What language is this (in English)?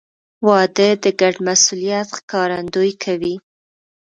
Pashto